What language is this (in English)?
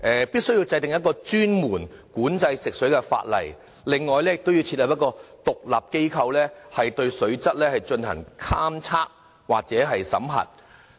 Cantonese